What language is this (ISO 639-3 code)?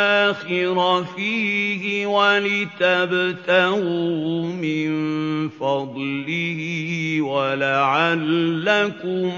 ara